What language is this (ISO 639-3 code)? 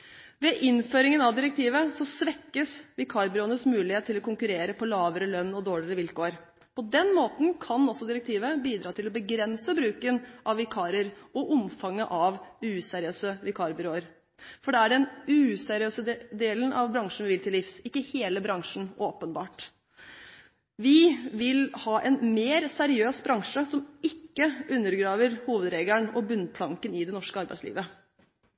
nob